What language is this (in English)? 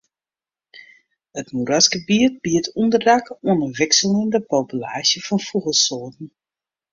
Western Frisian